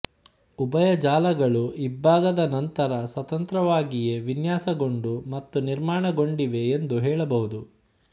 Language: Kannada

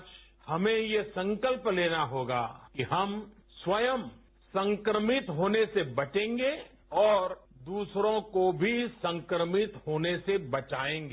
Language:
Hindi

